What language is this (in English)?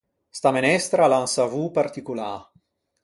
Ligurian